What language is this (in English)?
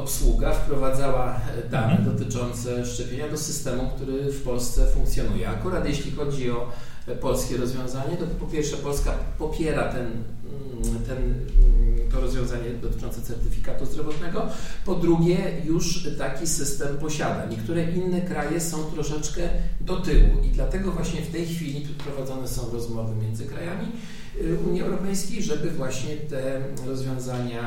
Polish